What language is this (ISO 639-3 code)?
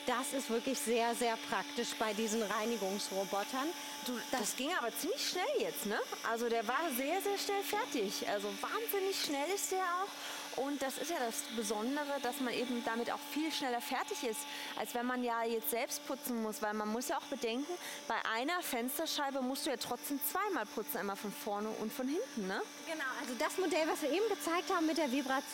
deu